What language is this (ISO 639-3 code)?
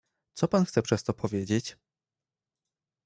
pol